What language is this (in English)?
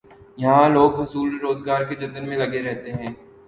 Urdu